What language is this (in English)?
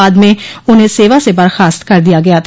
Hindi